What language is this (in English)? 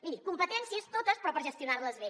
Catalan